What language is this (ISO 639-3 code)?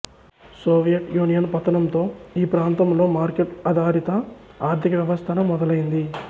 tel